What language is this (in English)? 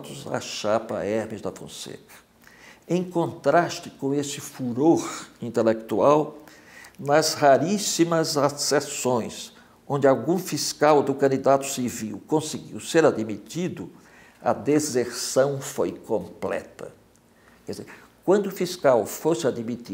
Portuguese